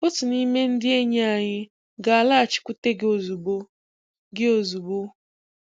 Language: Igbo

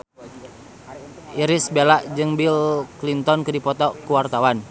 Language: Sundanese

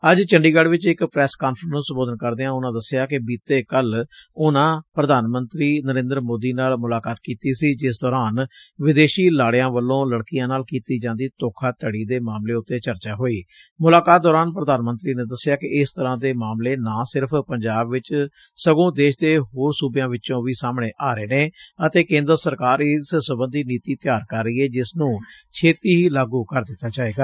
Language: Punjabi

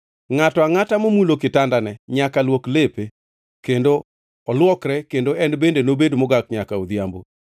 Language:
Luo (Kenya and Tanzania)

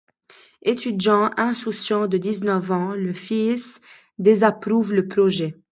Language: French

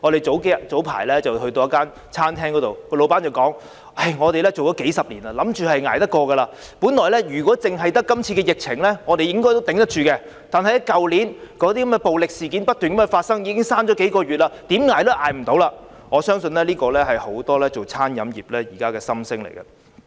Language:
Cantonese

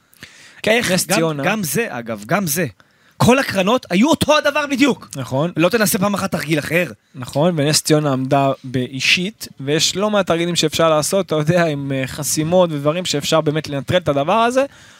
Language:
Hebrew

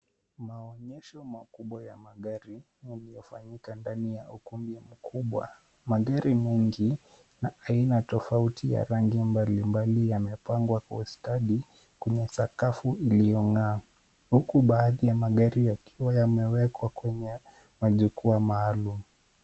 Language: Swahili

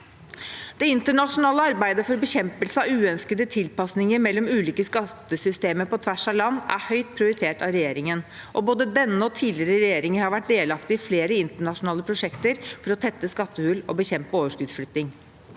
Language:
Norwegian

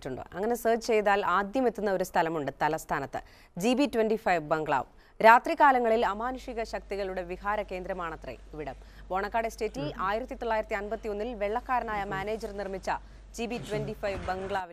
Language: Malayalam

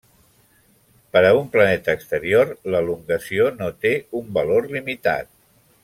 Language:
Catalan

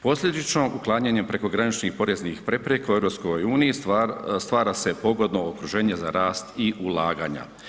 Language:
Croatian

